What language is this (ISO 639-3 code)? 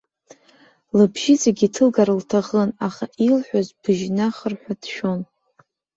abk